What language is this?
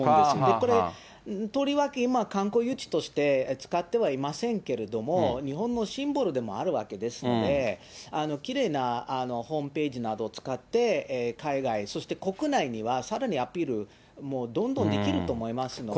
Japanese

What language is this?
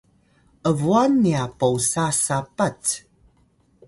Atayal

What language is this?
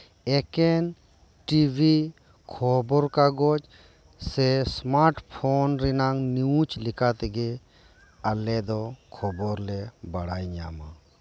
Santali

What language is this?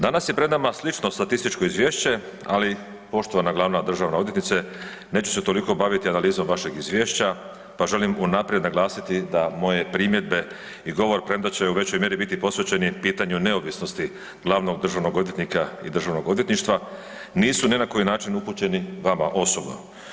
Croatian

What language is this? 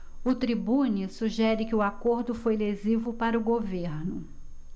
Portuguese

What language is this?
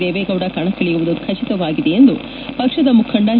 Kannada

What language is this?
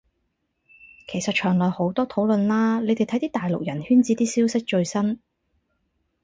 Cantonese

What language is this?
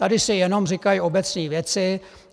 Czech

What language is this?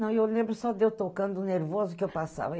Portuguese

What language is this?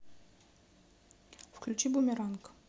Russian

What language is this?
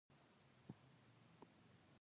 Pashto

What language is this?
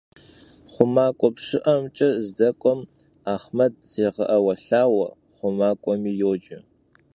Kabardian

